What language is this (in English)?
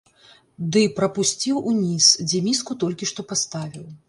Belarusian